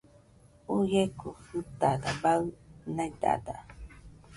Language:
Nüpode Huitoto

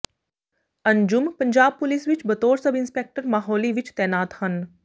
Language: Punjabi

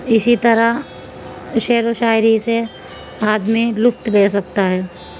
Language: Urdu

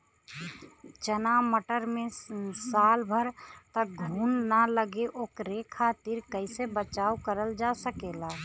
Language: Bhojpuri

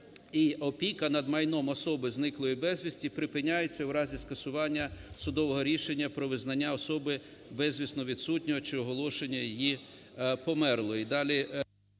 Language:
Ukrainian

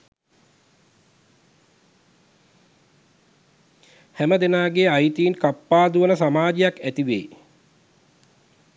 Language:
Sinhala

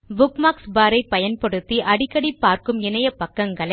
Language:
Tamil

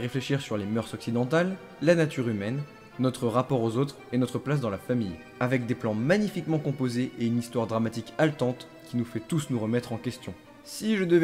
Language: French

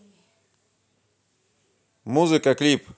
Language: Russian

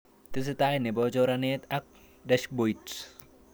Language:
Kalenjin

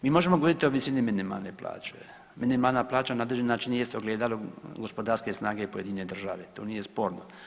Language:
Croatian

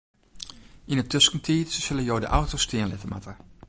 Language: Western Frisian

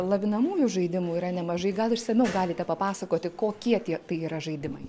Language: Lithuanian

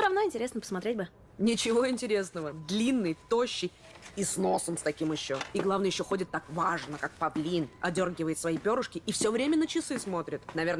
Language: Russian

